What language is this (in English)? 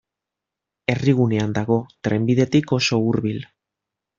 Basque